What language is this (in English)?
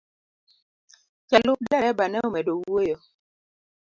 Luo (Kenya and Tanzania)